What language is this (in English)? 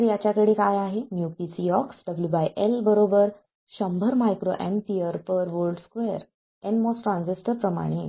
Marathi